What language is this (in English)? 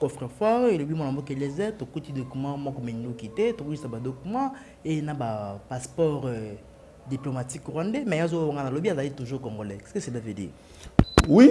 French